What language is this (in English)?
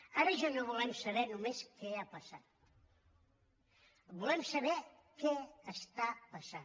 Catalan